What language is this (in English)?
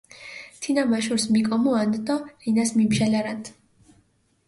Mingrelian